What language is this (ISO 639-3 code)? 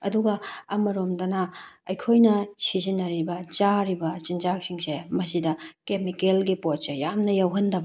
mni